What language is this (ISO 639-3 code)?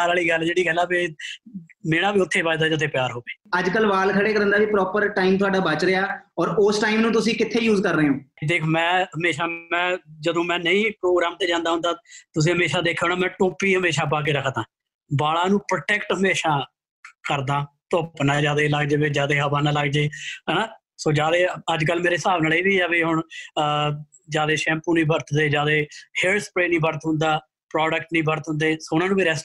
pan